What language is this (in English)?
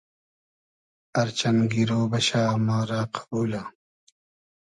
Hazaragi